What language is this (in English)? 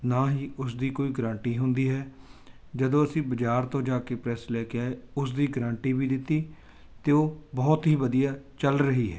Punjabi